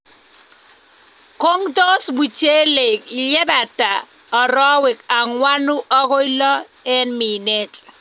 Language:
Kalenjin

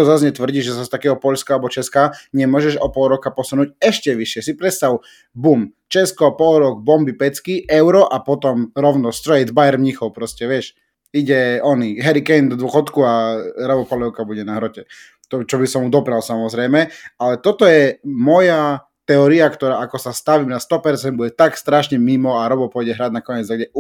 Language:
Slovak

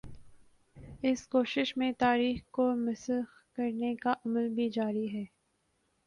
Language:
Urdu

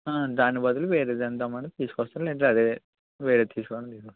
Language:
Telugu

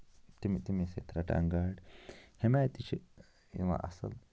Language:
Kashmiri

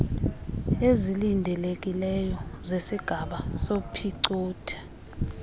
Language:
Xhosa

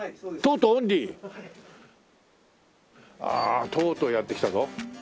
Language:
Japanese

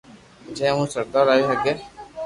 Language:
Loarki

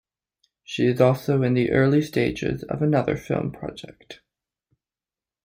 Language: English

